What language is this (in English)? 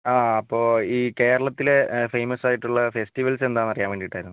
Malayalam